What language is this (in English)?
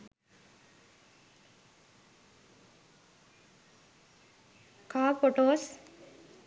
Sinhala